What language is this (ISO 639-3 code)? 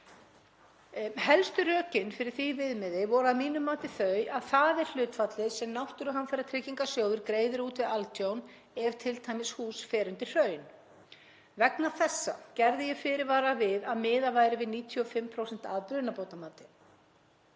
isl